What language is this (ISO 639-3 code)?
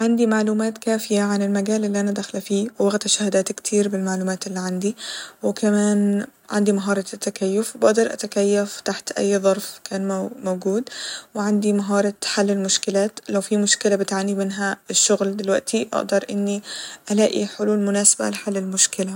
arz